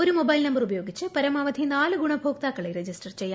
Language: Malayalam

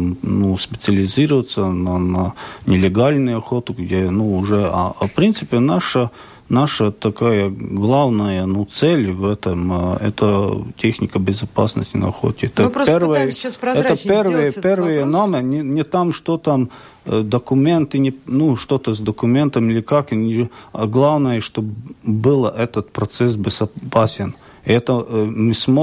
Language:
Russian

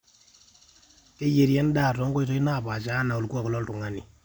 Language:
Masai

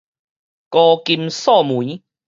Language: Min Nan Chinese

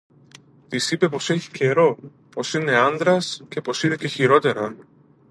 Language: Greek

